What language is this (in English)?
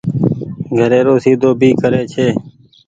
Goaria